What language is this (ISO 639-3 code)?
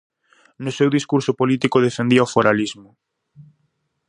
glg